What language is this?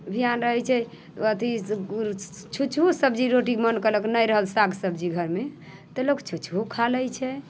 Maithili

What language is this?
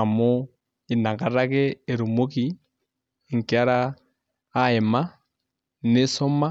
Masai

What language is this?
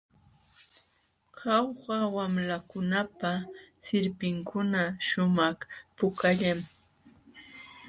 Jauja Wanca Quechua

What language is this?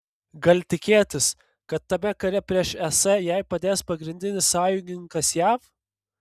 Lithuanian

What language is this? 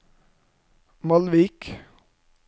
Norwegian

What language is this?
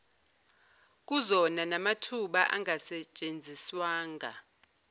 Zulu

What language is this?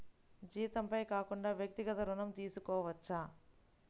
Telugu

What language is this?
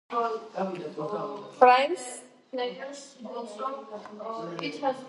Georgian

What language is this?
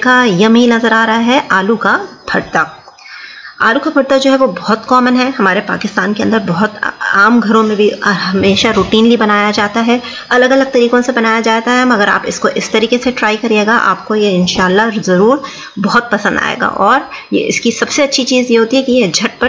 Hindi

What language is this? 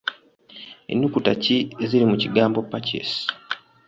Ganda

